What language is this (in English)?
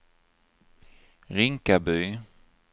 Swedish